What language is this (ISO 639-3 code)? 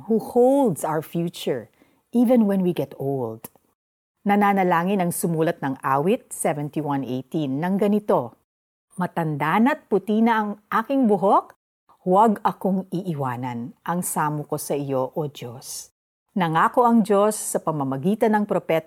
fil